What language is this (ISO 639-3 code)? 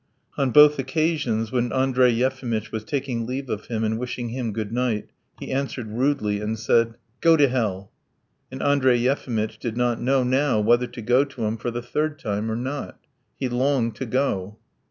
eng